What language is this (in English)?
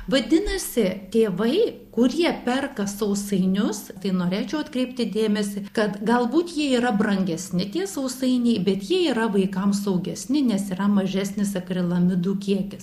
Lithuanian